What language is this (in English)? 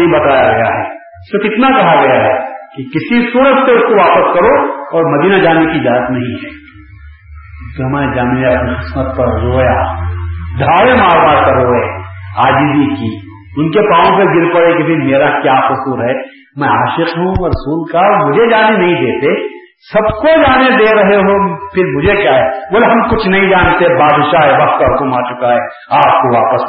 Urdu